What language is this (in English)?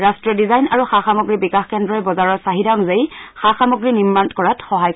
Assamese